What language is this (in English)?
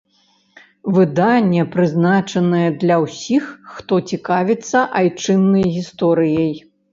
Belarusian